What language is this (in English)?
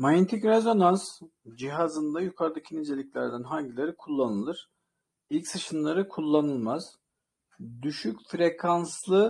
Turkish